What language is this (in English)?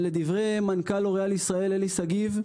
Hebrew